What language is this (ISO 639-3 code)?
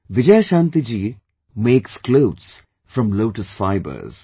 eng